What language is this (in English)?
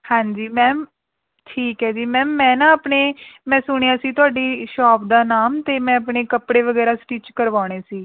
Punjabi